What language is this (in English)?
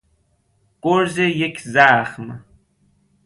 Persian